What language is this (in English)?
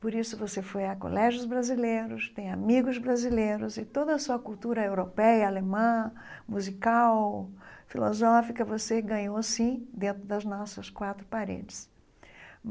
Portuguese